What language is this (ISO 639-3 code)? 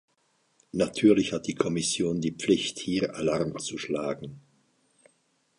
deu